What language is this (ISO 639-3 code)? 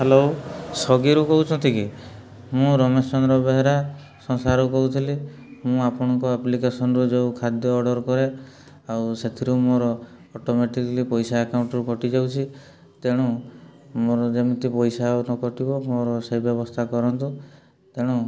ori